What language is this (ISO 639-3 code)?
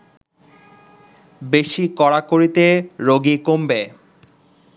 ben